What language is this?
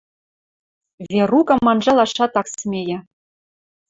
Western Mari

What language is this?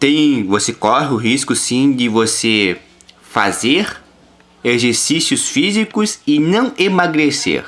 Portuguese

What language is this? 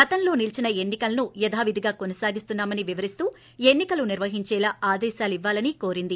Telugu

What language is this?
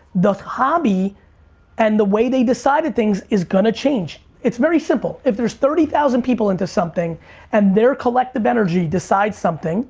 English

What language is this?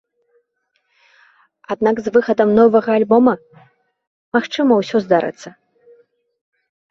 Belarusian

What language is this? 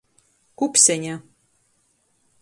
Latgalian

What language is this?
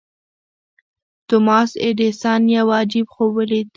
Pashto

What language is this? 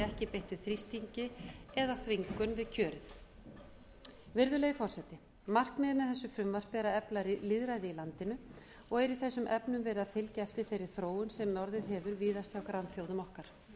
Icelandic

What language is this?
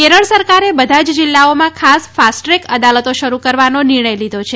Gujarati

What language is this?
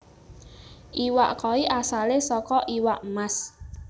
Javanese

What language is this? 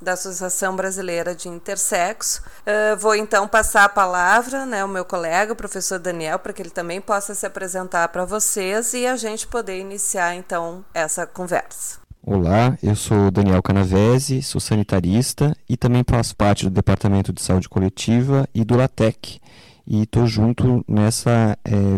Portuguese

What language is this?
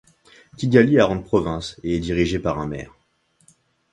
French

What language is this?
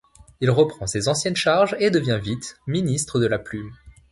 French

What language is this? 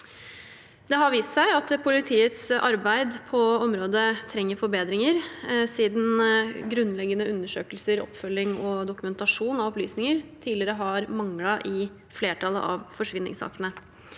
Norwegian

